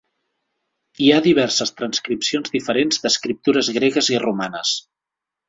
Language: Catalan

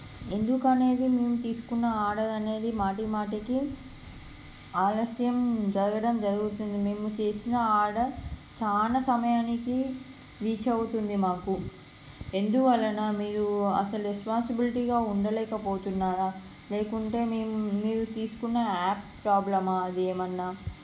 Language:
Telugu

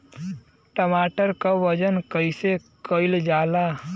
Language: Bhojpuri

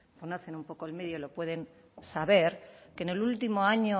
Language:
Spanish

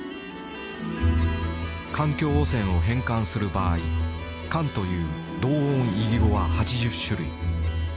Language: Japanese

